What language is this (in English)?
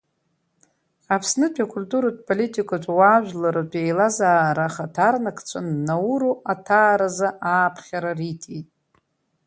Abkhazian